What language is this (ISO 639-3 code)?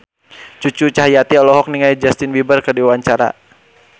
sun